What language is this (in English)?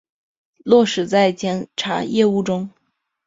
Chinese